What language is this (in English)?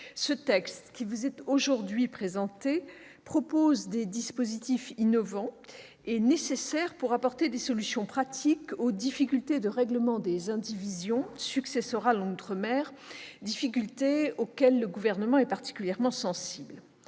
French